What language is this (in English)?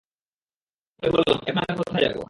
Bangla